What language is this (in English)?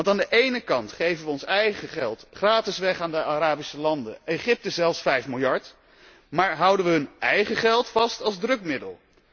Dutch